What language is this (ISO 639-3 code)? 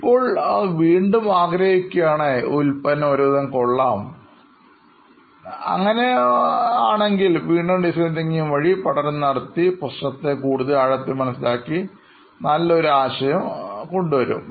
mal